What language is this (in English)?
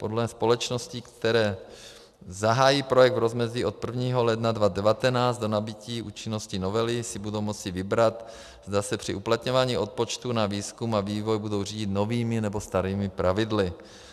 Czech